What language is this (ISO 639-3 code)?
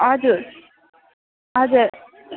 nep